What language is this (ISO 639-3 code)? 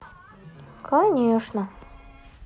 rus